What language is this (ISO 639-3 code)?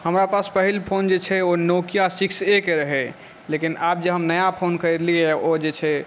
mai